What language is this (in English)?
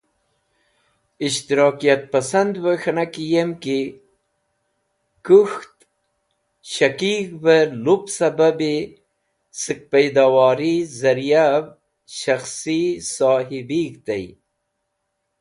Wakhi